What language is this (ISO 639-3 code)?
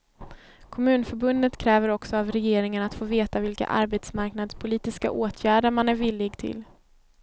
swe